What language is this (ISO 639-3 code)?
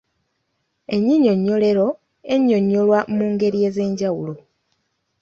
lug